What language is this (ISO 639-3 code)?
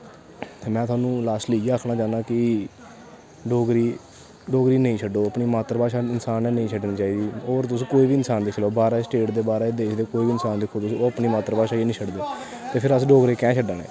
doi